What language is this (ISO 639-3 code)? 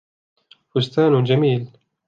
ara